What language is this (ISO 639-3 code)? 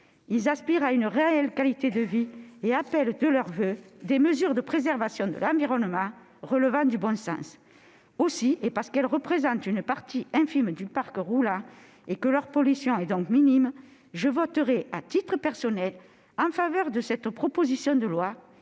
fra